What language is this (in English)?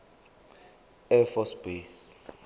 Zulu